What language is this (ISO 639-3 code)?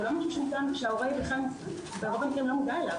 heb